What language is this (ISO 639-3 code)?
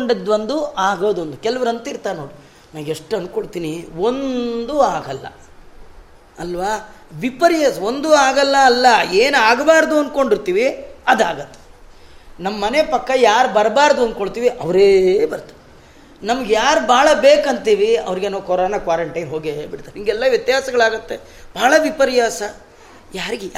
kan